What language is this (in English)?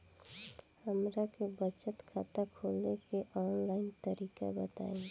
Bhojpuri